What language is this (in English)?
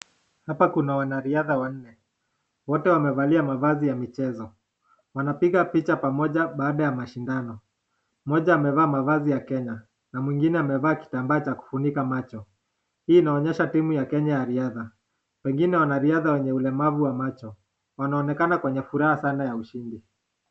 Swahili